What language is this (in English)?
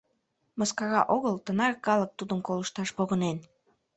Mari